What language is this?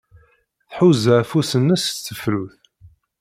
Kabyle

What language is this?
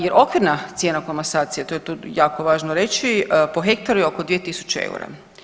Croatian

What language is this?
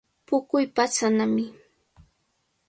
Cajatambo North Lima Quechua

